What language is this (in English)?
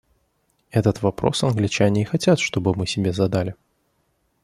Russian